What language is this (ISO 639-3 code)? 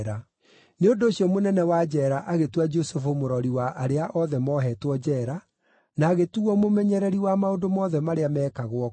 kik